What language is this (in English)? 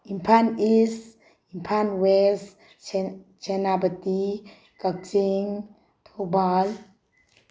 Manipuri